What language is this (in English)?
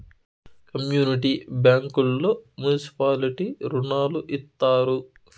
Telugu